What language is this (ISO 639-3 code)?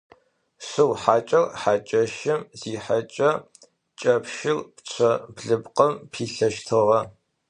ady